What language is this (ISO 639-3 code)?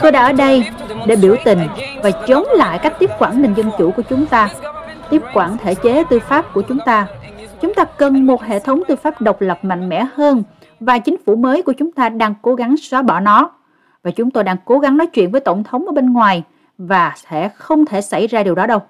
vie